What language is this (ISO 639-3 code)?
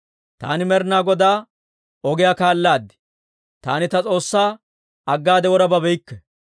dwr